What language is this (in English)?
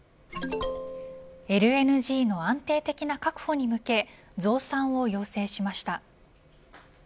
Japanese